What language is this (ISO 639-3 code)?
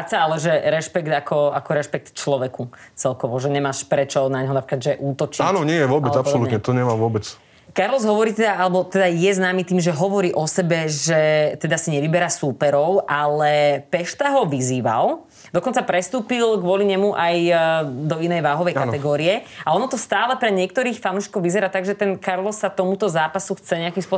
slk